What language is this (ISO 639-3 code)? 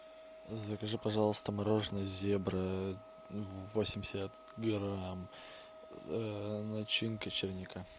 rus